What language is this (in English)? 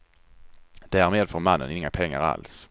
Swedish